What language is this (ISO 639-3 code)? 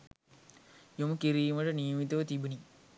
sin